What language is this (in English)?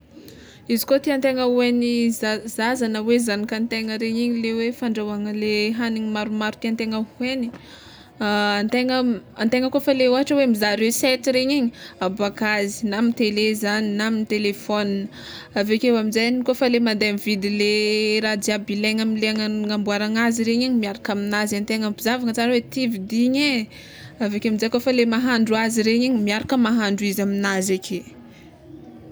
Tsimihety Malagasy